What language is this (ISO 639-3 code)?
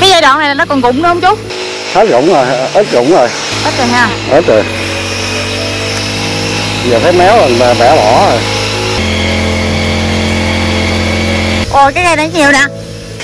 vie